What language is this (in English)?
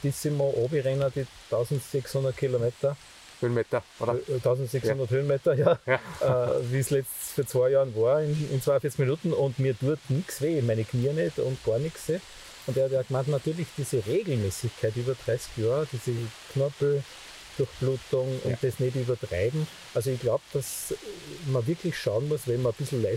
German